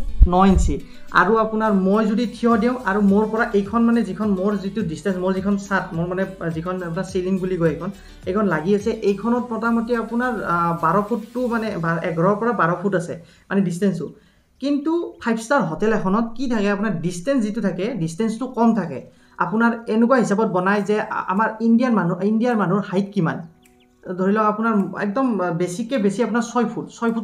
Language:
Indonesian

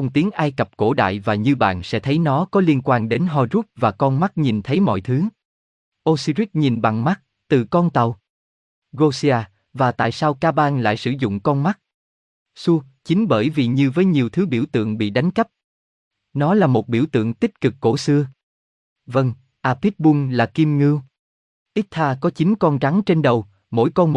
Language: Vietnamese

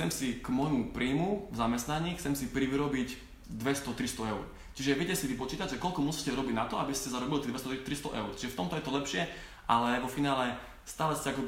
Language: Slovak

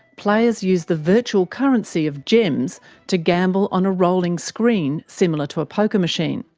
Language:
English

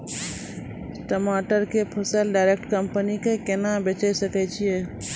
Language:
Maithili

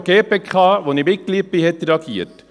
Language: Swiss German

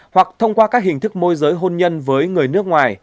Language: Vietnamese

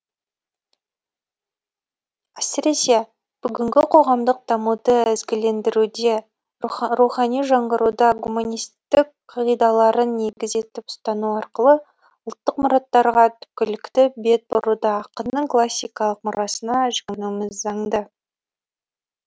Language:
Kazakh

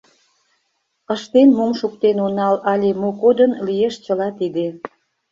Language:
Mari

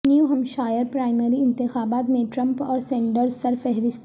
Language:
Urdu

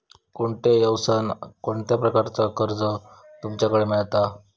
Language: Marathi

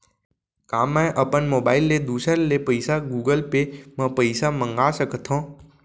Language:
Chhattisgarhi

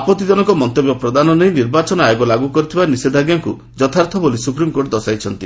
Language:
Odia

